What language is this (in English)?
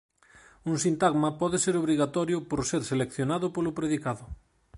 Galician